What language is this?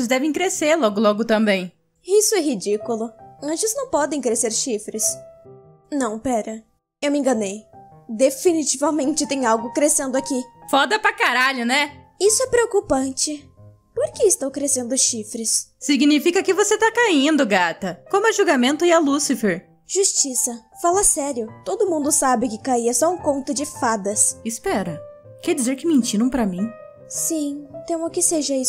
Portuguese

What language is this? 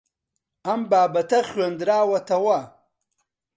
Central Kurdish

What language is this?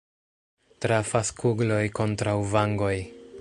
Esperanto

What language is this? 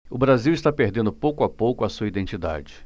Portuguese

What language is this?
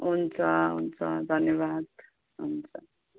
Nepali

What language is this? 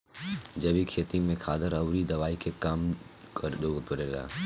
Bhojpuri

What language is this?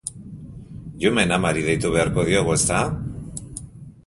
Basque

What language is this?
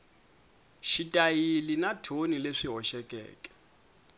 Tsonga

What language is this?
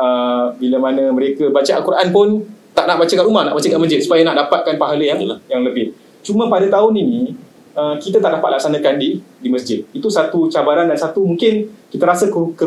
Malay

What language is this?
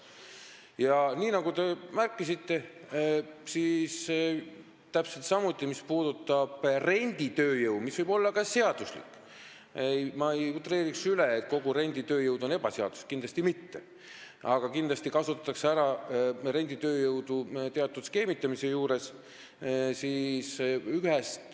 Estonian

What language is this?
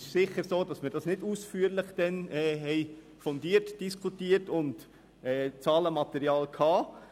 Swiss German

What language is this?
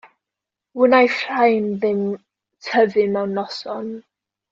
Welsh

